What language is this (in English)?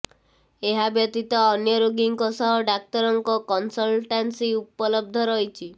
Odia